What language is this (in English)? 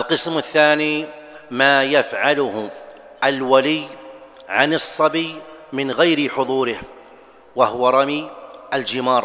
Arabic